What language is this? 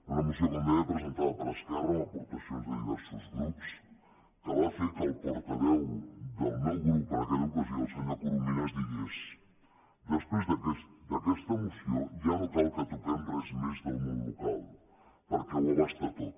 Catalan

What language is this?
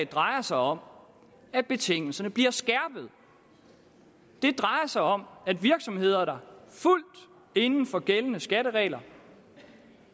Danish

